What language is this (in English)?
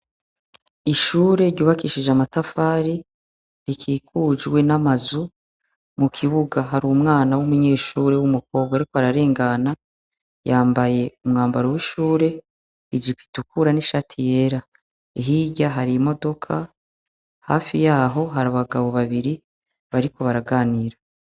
Rundi